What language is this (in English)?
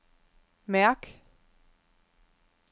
Danish